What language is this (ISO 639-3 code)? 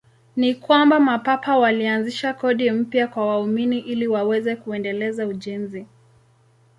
swa